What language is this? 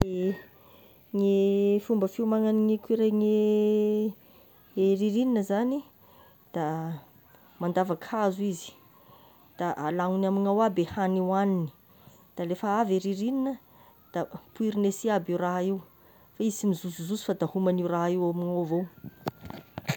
Tesaka Malagasy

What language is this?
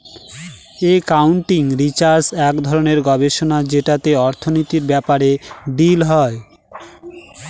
Bangla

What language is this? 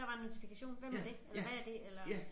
Danish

